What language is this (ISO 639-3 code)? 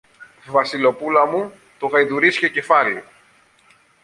ell